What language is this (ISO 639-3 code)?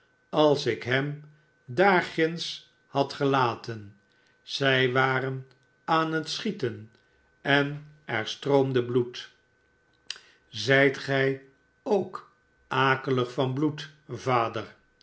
nld